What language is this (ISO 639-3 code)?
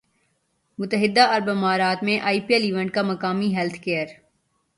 urd